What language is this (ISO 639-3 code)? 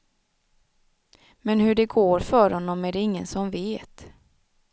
swe